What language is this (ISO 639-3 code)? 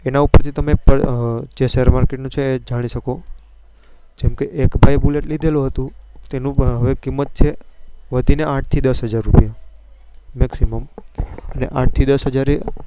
guj